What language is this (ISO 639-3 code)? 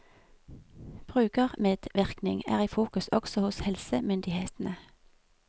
nor